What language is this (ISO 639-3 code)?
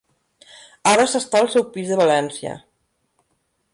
cat